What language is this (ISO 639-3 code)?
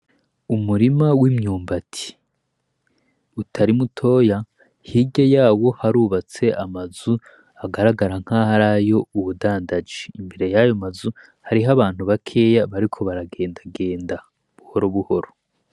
run